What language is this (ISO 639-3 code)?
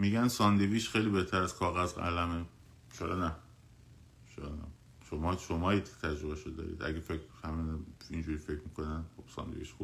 fas